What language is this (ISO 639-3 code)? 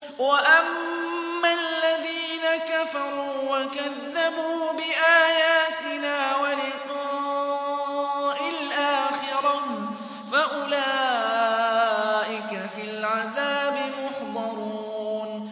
ara